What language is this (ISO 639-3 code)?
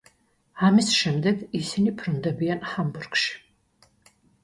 kat